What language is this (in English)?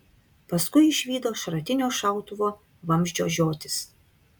Lithuanian